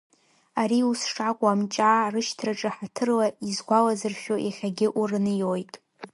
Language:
Abkhazian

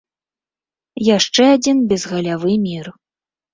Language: Belarusian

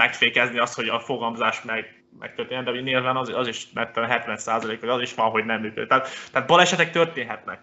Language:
Hungarian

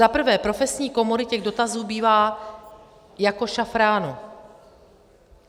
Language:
Czech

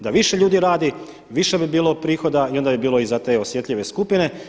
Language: Croatian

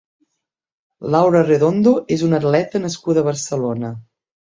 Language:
Catalan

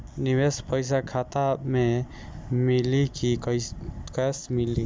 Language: Bhojpuri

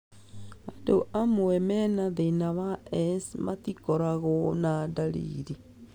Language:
Kikuyu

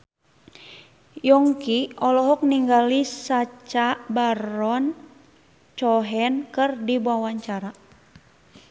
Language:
Sundanese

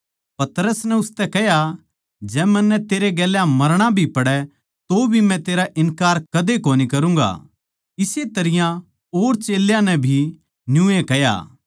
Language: Haryanvi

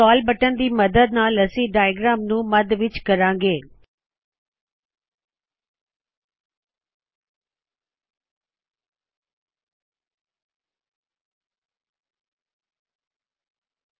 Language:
Punjabi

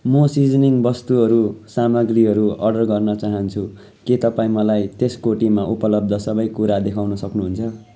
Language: Nepali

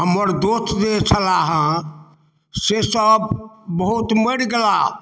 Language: Maithili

